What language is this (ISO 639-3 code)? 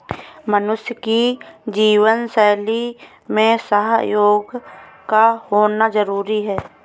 hin